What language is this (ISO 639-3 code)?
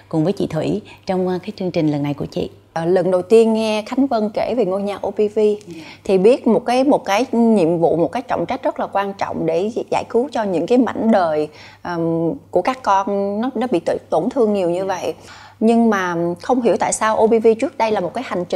vie